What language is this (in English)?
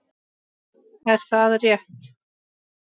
Icelandic